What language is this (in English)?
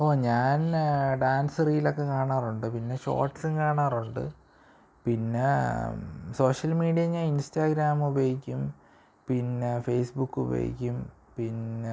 Malayalam